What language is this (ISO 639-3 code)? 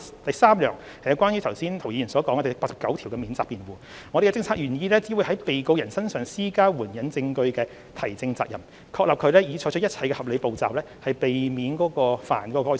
yue